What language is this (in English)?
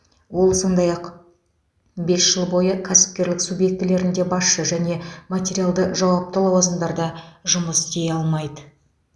Kazakh